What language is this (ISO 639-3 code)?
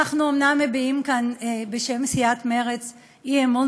heb